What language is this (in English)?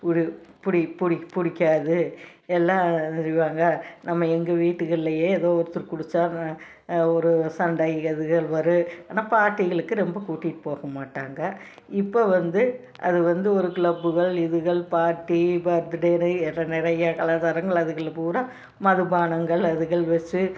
Tamil